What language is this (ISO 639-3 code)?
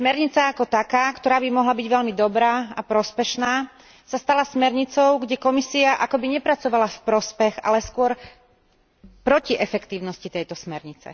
slk